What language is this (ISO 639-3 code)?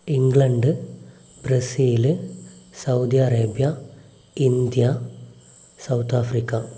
mal